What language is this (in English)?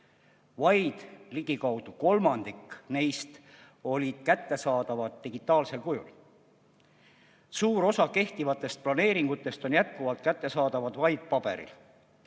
Estonian